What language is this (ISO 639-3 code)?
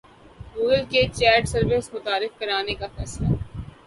urd